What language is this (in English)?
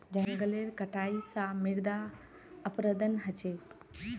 Magahi